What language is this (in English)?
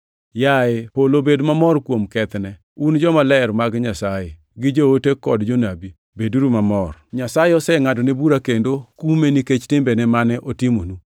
Luo (Kenya and Tanzania)